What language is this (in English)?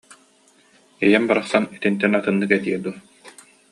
Yakut